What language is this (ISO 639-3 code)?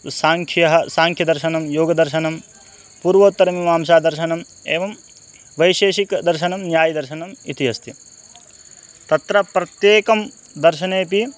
san